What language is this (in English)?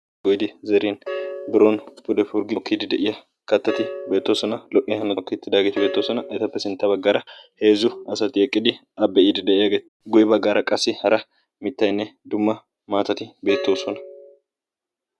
Wolaytta